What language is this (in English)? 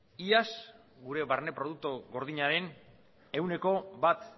Basque